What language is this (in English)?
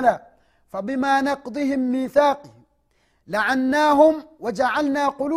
Swahili